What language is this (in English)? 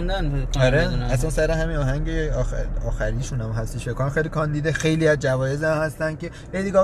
Persian